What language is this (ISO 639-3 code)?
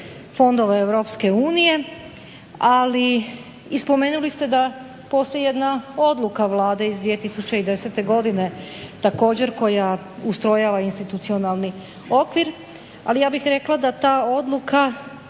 hrv